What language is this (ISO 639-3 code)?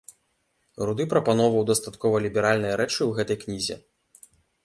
bel